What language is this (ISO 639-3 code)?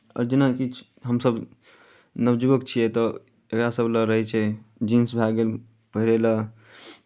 mai